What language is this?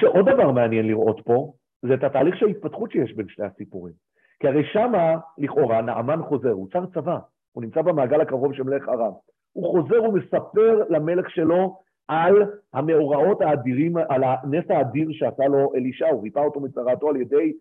Hebrew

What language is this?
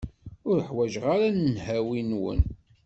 Kabyle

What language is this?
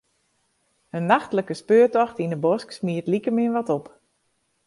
Western Frisian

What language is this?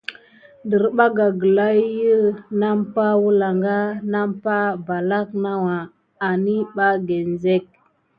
Gidar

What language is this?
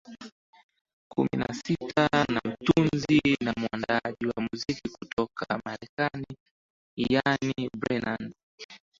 Swahili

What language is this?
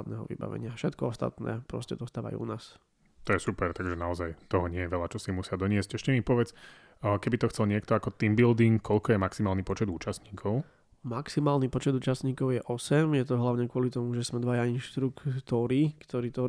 Slovak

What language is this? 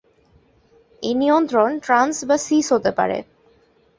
Bangla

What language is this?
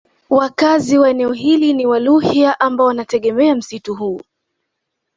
Swahili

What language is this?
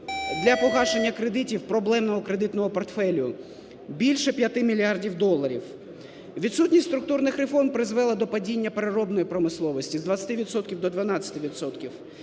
Ukrainian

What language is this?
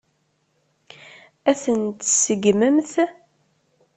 Kabyle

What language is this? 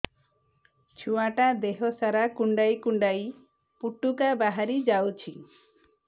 Odia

